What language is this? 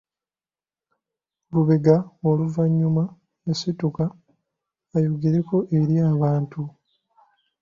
Ganda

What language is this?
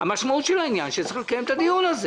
Hebrew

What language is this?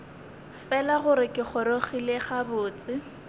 Northern Sotho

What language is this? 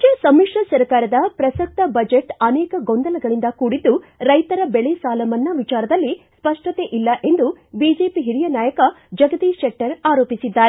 Kannada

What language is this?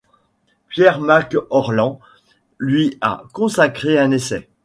French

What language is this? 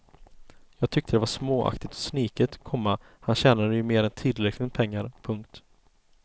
Swedish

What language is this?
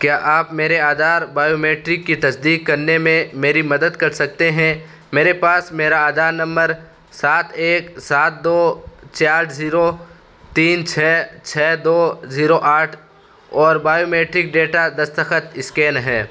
Urdu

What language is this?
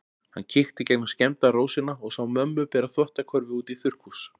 Icelandic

